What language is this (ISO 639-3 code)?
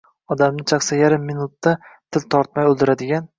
uzb